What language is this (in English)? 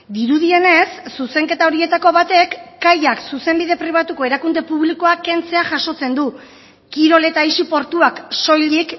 Basque